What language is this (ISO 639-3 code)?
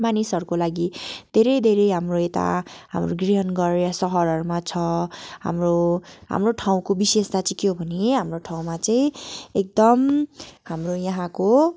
nep